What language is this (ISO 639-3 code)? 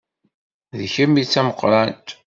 kab